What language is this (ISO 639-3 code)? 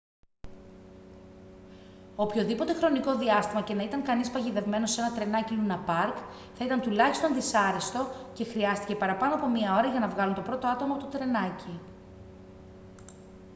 ell